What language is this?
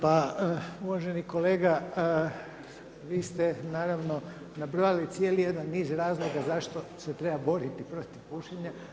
Croatian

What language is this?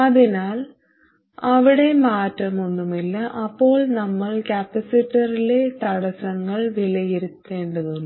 Malayalam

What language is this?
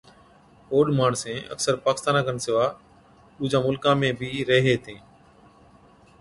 Od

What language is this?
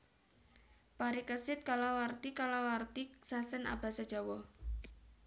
Javanese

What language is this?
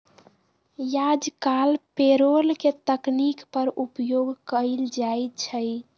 Magahi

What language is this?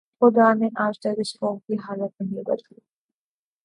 Urdu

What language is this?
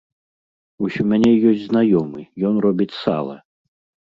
Belarusian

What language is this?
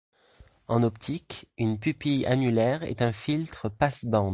French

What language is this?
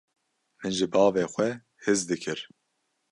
Kurdish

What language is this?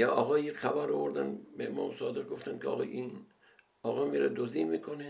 Persian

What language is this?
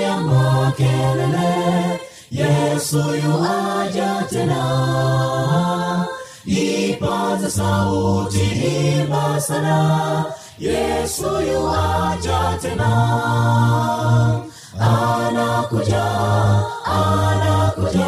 Swahili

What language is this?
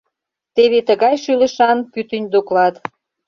Mari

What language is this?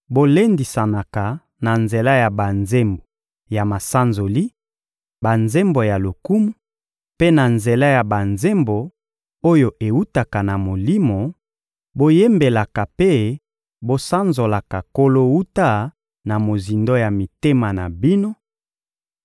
Lingala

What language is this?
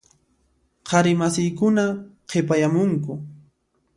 Puno Quechua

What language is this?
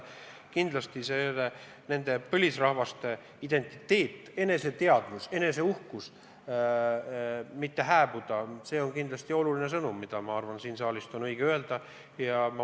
Estonian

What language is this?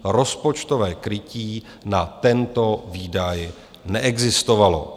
Czech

